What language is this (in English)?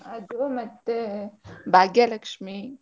Kannada